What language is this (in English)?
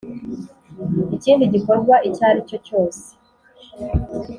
Kinyarwanda